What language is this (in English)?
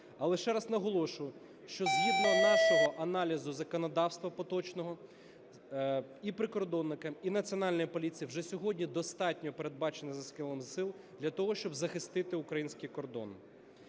Ukrainian